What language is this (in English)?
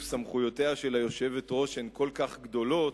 Hebrew